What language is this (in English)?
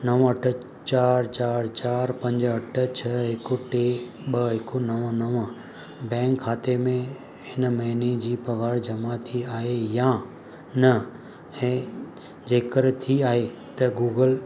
Sindhi